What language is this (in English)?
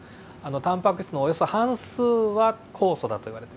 Japanese